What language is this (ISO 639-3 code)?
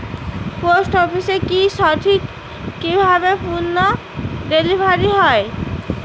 ben